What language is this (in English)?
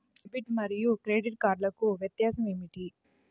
Telugu